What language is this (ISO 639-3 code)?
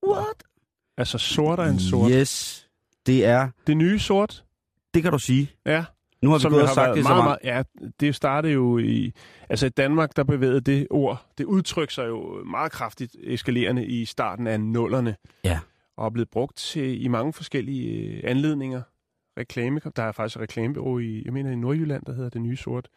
dan